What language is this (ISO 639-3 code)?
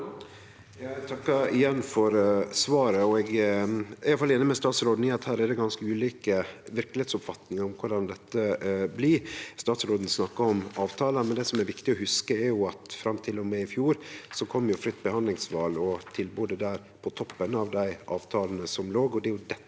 nor